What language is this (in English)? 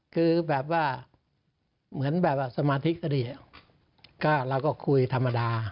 Thai